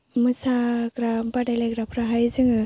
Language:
Bodo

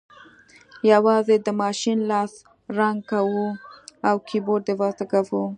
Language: Pashto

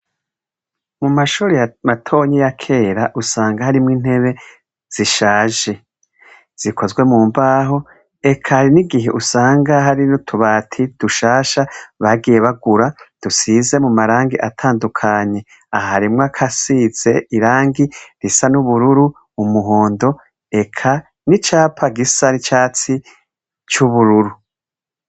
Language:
Rundi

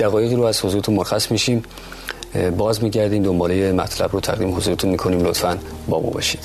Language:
Persian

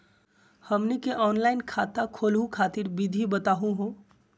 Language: Magahi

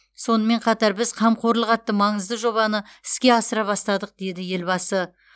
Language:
Kazakh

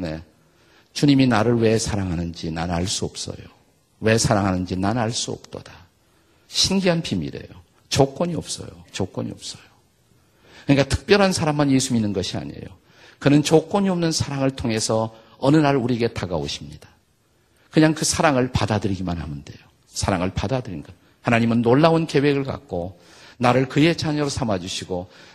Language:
Korean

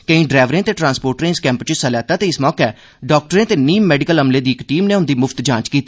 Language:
Dogri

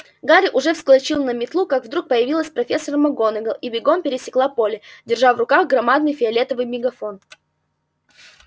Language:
Russian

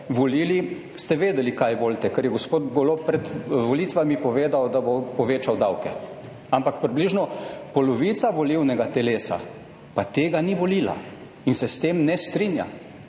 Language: Slovenian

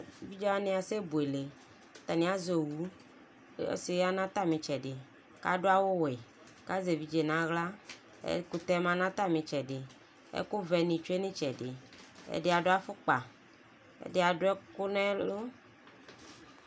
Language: Ikposo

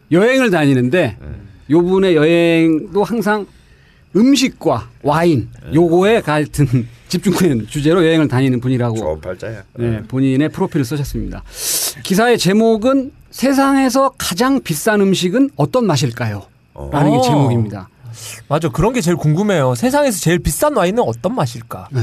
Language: Korean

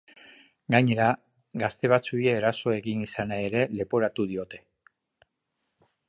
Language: Basque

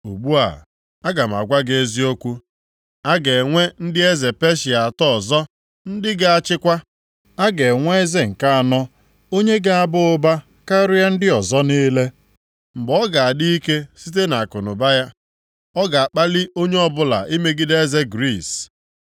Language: Igbo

